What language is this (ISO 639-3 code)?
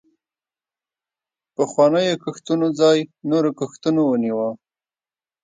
pus